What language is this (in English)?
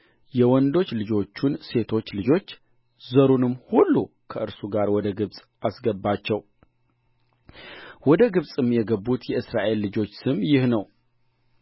Amharic